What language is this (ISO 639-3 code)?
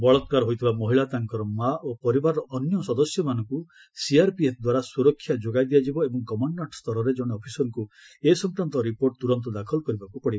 ori